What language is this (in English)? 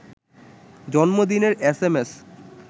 Bangla